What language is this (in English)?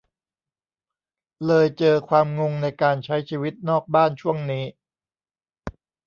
Thai